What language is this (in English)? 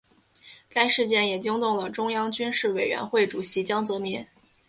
Chinese